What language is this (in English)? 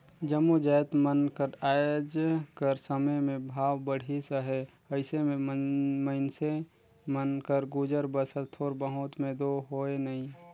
Chhattisgarhi